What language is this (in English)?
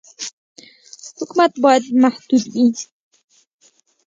Pashto